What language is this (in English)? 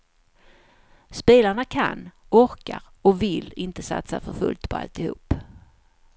Swedish